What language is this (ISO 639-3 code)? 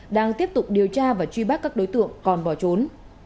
vie